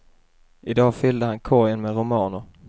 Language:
Swedish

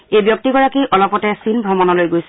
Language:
Assamese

